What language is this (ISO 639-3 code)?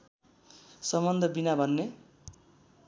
nep